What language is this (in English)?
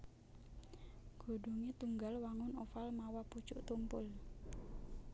Javanese